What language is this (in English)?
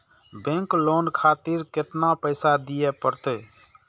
Maithili